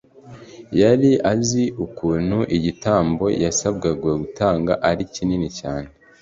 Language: Kinyarwanda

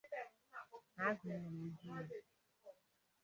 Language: Igbo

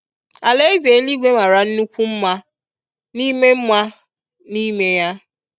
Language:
Igbo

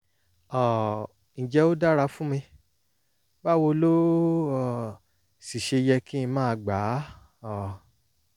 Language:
Yoruba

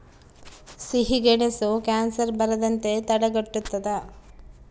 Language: Kannada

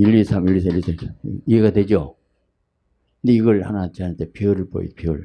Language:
Korean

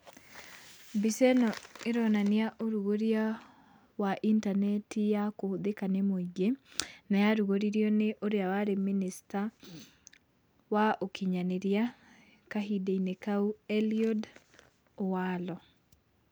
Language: Kikuyu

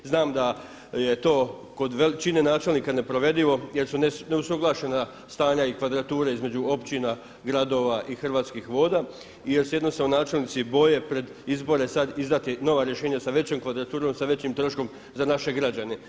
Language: Croatian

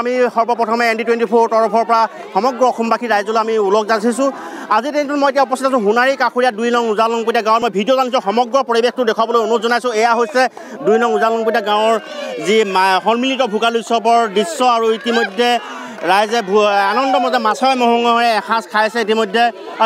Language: Indonesian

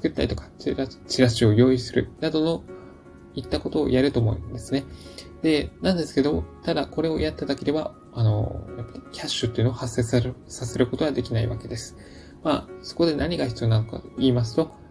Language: Japanese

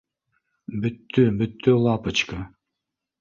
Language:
Bashkir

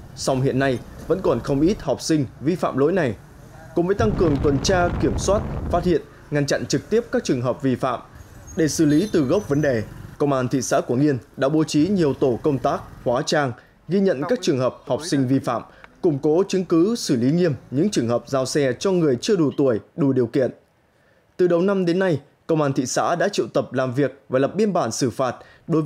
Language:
Vietnamese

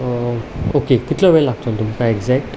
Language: Konkani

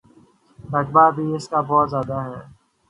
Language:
Urdu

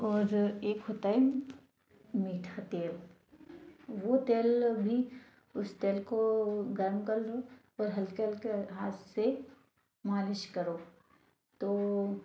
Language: Hindi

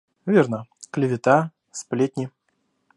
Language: Russian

